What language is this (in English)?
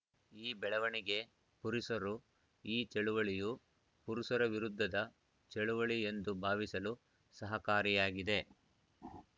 Kannada